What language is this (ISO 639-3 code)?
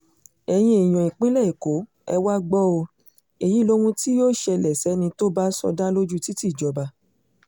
yor